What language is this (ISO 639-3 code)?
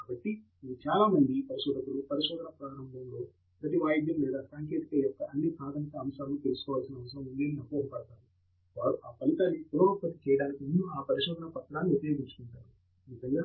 tel